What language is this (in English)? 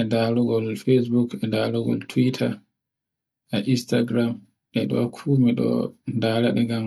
Borgu Fulfulde